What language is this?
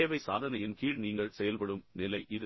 Tamil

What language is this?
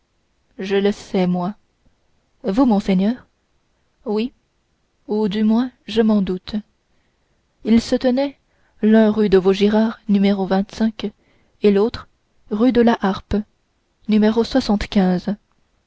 French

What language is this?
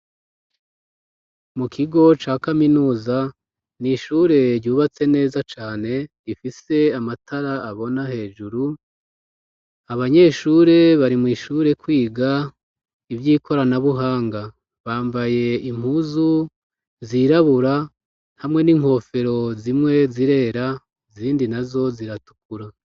Rundi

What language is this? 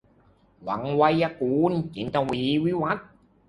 Thai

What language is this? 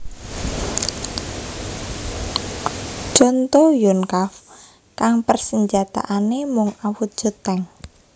Javanese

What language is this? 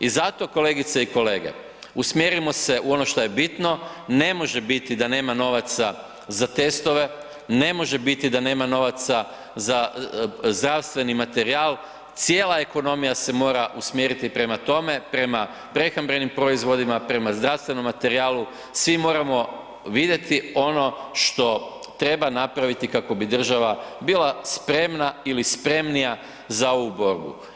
Croatian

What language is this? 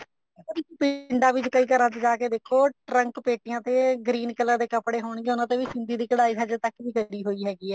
Punjabi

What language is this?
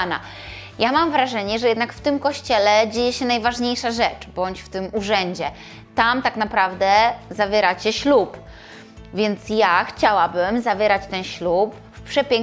Polish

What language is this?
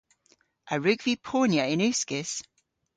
Cornish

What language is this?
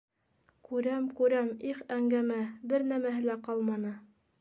Bashkir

